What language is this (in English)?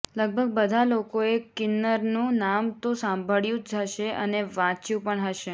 Gujarati